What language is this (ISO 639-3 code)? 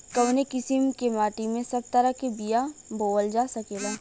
bho